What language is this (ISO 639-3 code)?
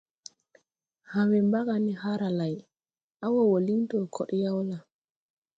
tui